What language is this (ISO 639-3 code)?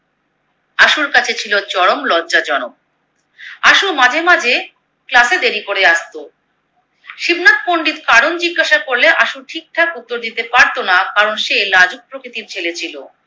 ben